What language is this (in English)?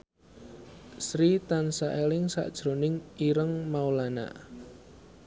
Javanese